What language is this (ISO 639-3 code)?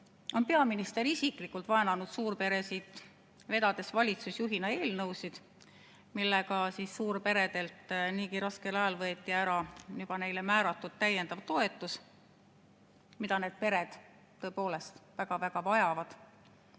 est